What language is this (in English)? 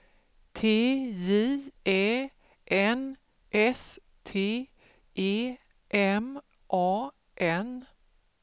Swedish